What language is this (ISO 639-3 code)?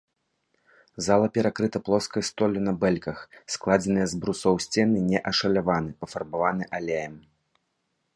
bel